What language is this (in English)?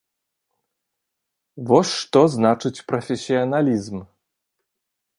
Belarusian